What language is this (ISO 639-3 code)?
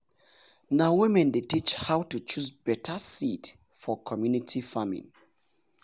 pcm